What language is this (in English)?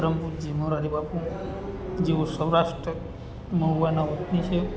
Gujarati